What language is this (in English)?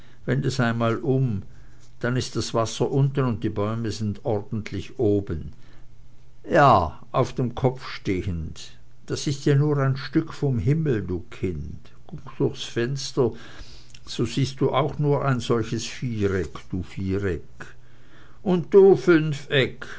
German